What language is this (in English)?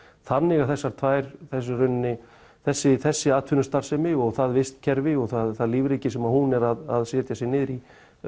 Icelandic